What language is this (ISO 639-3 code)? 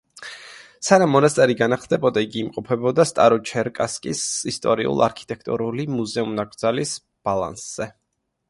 kat